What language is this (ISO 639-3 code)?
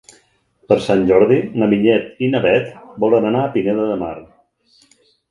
cat